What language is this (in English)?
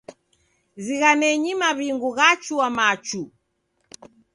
Taita